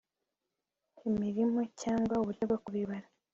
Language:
Kinyarwanda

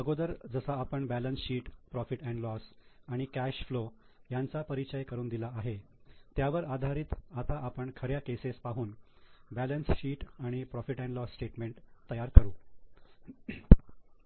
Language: Marathi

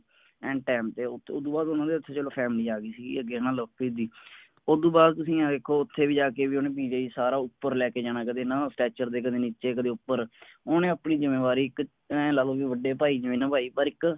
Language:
Punjabi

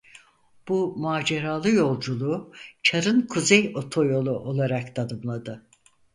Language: Turkish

